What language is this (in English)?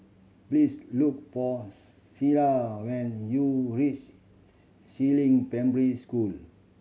English